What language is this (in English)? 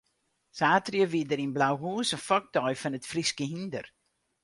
Western Frisian